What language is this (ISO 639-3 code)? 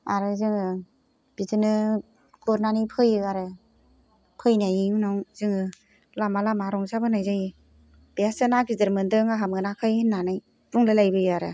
brx